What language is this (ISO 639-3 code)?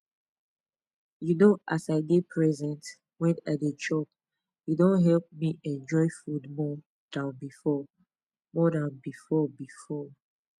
pcm